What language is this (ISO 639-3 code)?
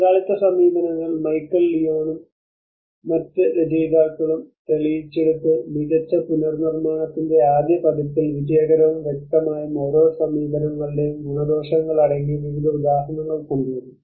mal